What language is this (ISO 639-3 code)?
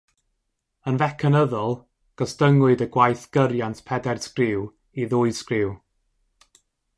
cym